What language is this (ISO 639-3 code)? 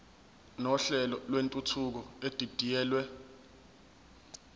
zul